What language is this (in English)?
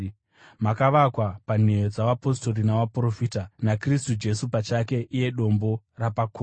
Shona